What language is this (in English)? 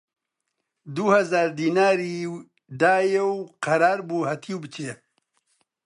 Central Kurdish